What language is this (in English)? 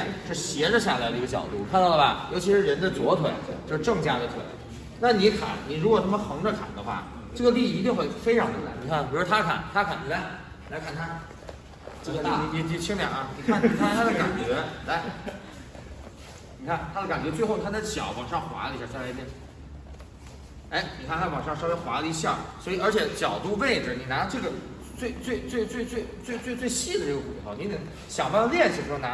Chinese